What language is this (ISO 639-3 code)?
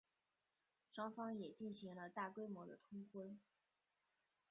zho